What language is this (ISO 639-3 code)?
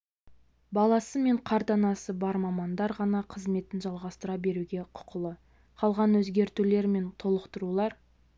kaz